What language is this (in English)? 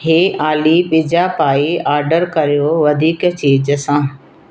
Sindhi